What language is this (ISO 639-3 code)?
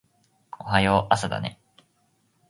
jpn